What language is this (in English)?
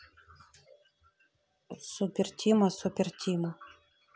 Russian